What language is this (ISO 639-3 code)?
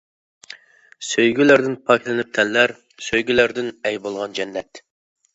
uig